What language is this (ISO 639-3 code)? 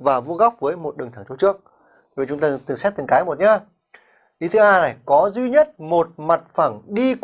vie